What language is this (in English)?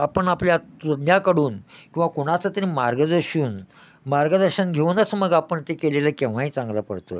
Marathi